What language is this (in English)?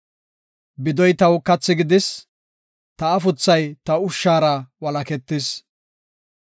Gofa